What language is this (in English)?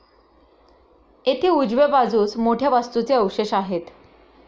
Marathi